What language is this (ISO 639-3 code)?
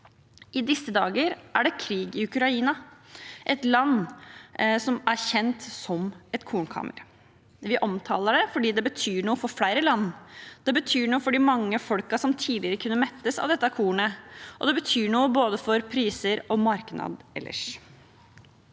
nor